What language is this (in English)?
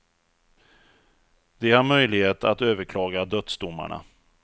Swedish